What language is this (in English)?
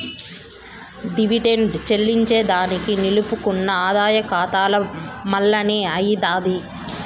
Telugu